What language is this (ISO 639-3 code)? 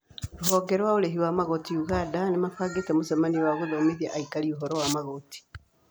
kik